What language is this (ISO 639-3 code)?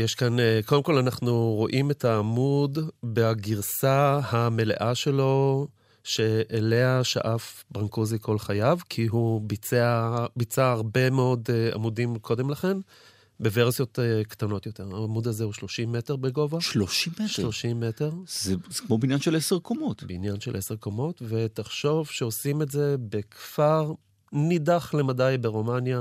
heb